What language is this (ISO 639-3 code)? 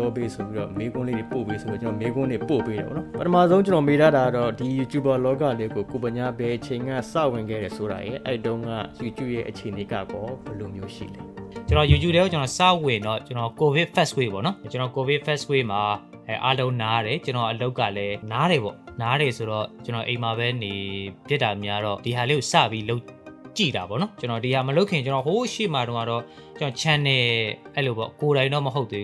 tha